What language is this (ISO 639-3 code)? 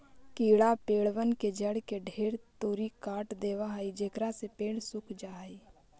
mag